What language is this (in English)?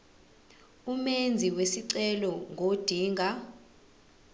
Zulu